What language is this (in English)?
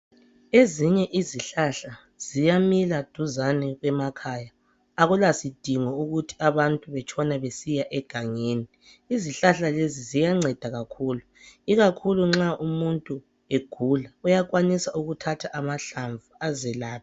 North Ndebele